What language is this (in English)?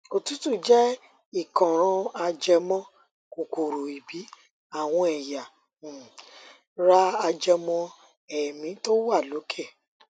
Yoruba